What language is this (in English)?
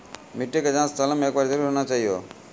Maithili